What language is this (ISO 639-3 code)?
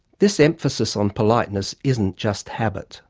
eng